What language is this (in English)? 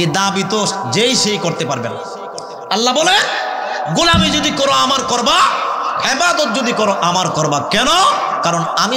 Arabic